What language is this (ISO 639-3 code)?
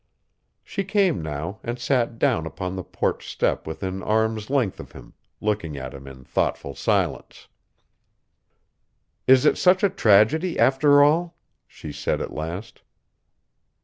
eng